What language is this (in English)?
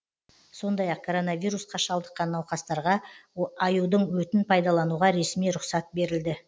Kazakh